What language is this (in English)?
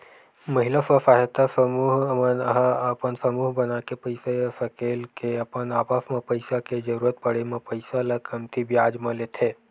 Chhattisgarhi